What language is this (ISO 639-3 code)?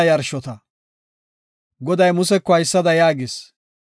gof